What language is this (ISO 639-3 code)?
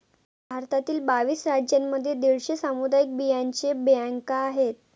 mar